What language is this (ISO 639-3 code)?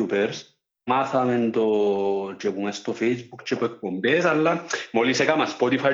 ell